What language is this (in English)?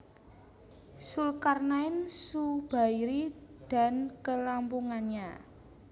Javanese